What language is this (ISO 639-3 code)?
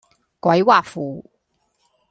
yue